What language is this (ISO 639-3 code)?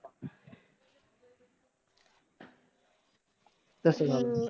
mar